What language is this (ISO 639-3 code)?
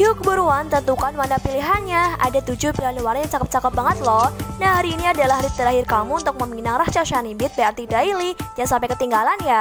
ind